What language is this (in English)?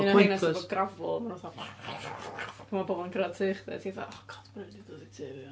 Welsh